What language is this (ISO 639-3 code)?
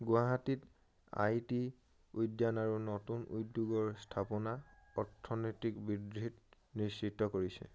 asm